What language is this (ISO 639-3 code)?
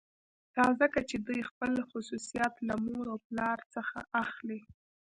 pus